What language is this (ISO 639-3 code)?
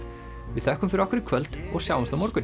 isl